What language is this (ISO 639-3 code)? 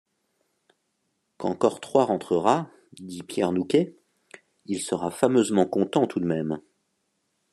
fra